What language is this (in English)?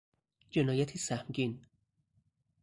Persian